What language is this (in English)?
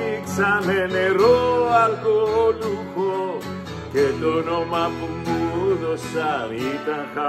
Greek